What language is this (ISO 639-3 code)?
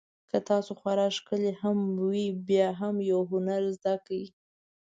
pus